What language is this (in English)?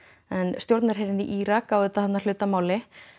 Icelandic